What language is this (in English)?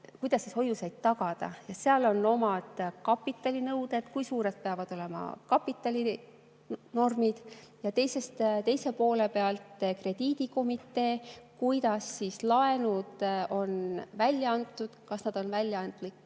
Estonian